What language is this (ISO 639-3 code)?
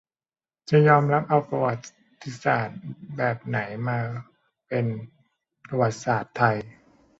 tha